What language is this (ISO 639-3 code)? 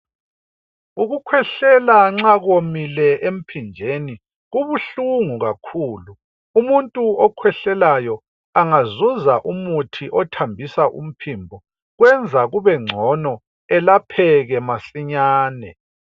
nde